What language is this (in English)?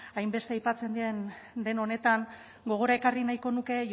Basque